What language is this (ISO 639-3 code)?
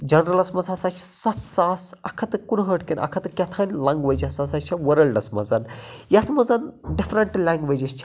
kas